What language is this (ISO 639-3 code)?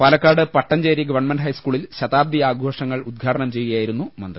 mal